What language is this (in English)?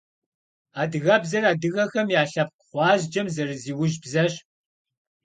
Kabardian